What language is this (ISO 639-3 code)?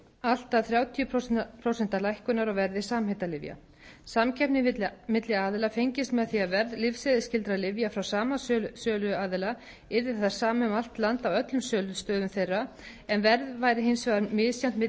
isl